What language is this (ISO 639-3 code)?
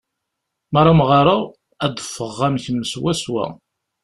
kab